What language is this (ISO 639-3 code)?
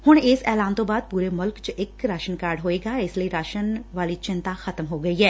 pan